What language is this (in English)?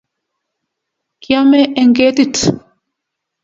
Kalenjin